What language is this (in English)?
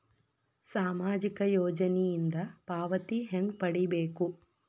Kannada